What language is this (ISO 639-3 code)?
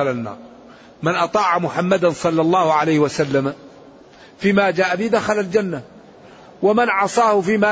ara